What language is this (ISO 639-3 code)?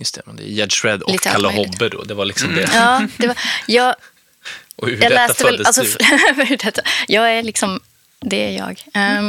swe